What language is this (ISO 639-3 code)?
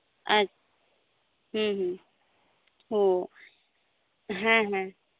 sat